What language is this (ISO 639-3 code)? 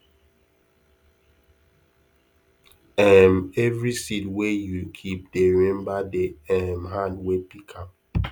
pcm